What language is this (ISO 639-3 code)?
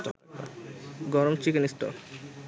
ben